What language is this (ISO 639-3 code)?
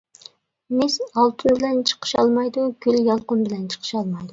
uig